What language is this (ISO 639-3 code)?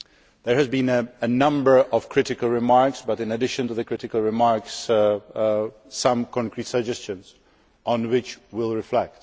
eng